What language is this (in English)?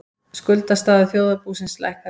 Icelandic